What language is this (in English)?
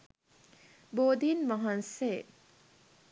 Sinhala